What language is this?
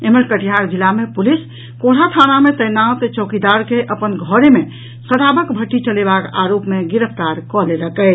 Maithili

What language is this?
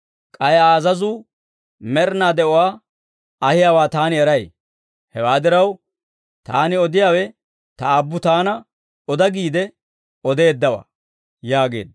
Dawro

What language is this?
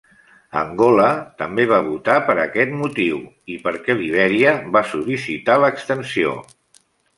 Catalan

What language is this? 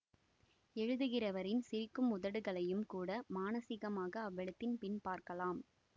Tamil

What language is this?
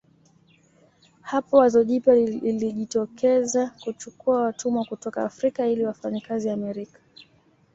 Swahili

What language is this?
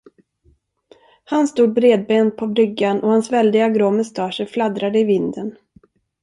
Swedish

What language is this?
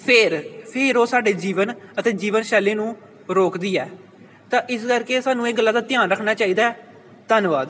Punjabi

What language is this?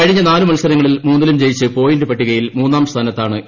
Malayalam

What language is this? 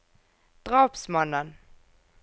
Norwegian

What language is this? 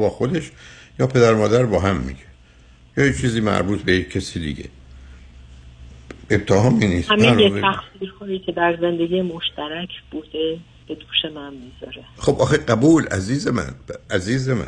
Persian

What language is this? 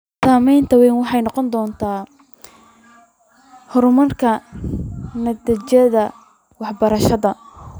Somali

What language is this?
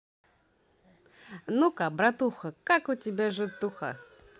Russian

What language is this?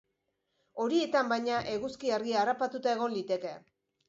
Basque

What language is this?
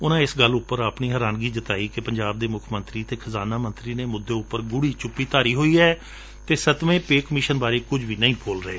Punjabi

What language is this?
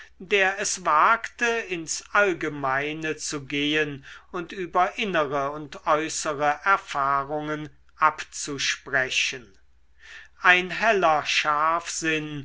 German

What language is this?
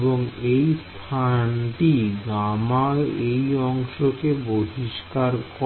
Bangla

